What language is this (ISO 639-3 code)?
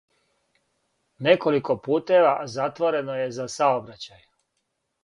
srp